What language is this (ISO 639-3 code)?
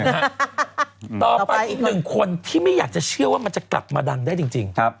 tha